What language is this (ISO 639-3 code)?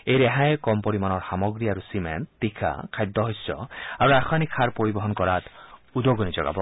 asm